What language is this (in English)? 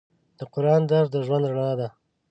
Pashto